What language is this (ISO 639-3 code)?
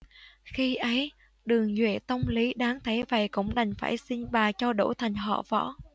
vie